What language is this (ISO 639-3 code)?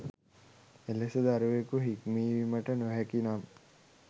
sin